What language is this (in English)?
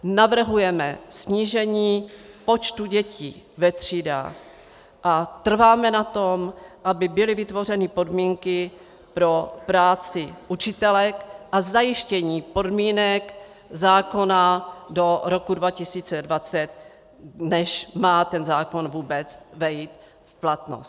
Czech